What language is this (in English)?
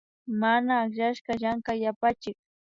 Imbabura Highland Quichua